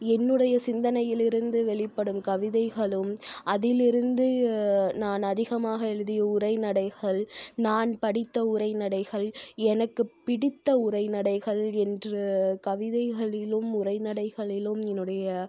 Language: Tamil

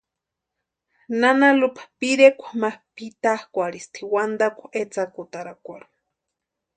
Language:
Western Highland Purepecha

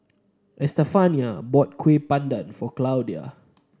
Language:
English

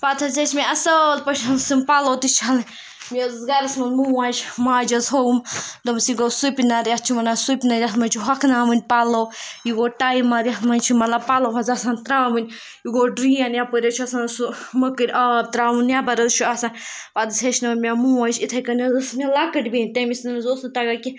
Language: Kashmiri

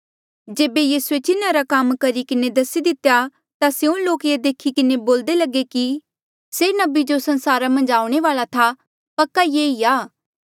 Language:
Mandeali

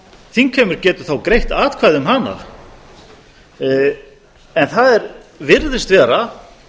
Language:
Icelandic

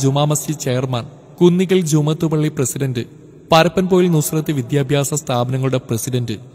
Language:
Malayalam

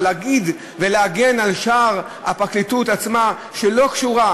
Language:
Hebrew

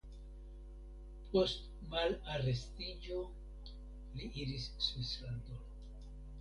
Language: Esperanto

